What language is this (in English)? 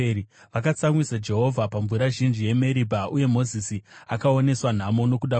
Shona